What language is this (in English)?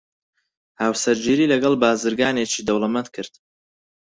Central Kurdish